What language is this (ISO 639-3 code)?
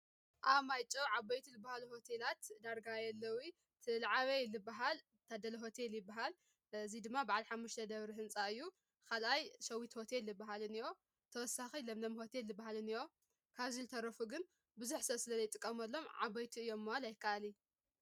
tir